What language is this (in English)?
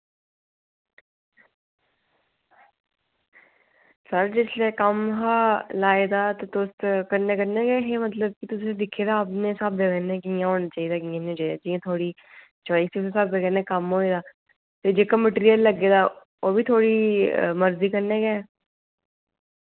Dogri